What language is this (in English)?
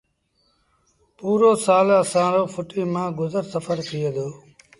Sindhi Bhil